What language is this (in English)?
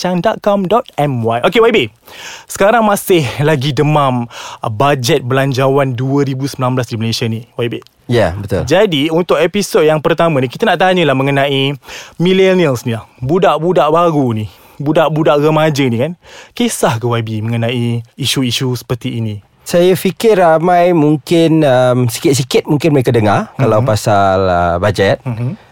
Malay